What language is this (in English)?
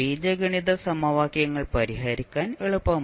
Malayalam